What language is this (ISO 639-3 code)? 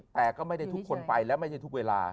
tha